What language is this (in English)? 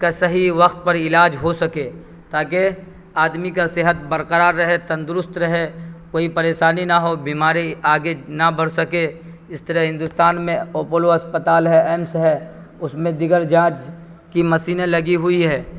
Urdu